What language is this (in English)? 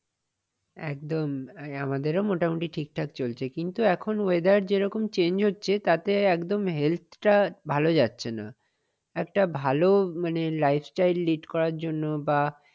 Bangla